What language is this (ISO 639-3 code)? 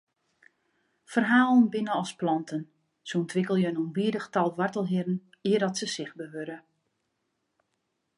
fry